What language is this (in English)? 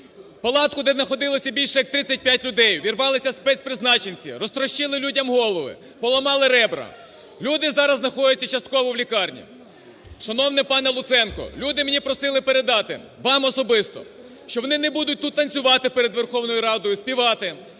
Ukrainian